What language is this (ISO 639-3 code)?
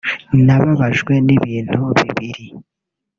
kin